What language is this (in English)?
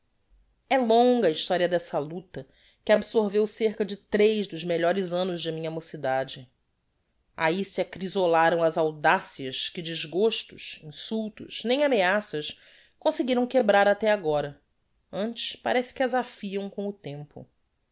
Portuguese